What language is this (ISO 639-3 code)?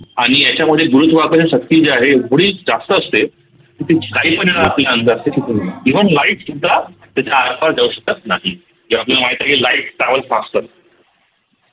mar